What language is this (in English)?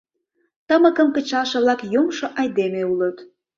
Mari